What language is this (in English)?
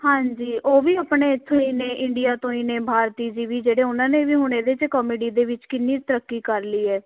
Punjabi